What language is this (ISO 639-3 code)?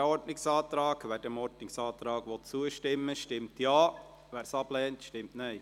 gsw